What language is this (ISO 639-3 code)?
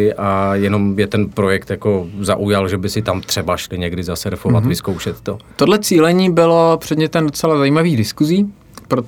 ces